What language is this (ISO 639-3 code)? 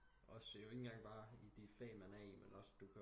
dan